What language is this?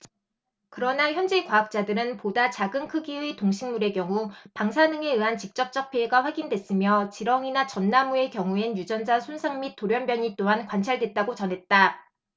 Korean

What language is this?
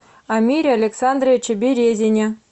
Russian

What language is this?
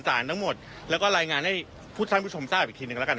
Thai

